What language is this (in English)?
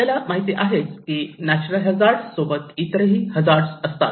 Marathi